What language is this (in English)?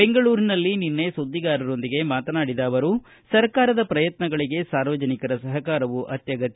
Kannada